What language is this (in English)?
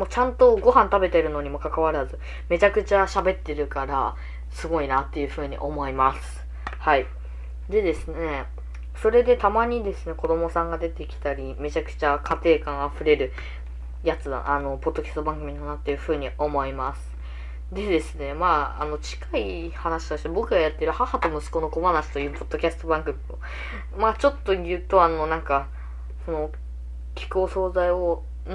Japanese